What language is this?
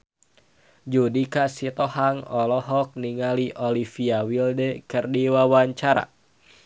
Sundanese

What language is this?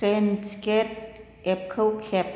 Bodo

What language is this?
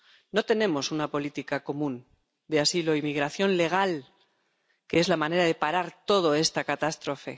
Spanish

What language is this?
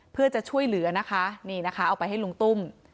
Thai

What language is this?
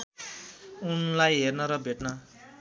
Nepali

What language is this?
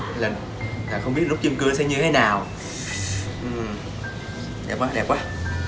Vietnamese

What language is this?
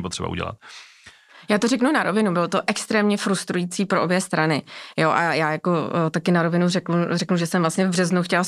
Czech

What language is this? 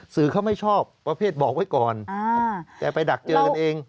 Thai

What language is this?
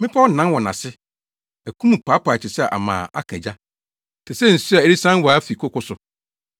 Akan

